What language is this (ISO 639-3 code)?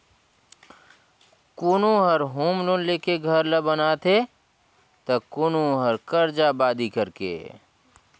hne